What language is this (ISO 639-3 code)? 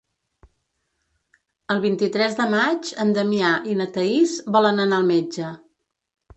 cat